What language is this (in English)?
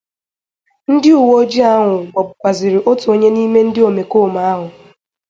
Igbo